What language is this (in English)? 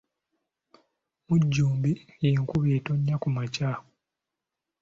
Ganda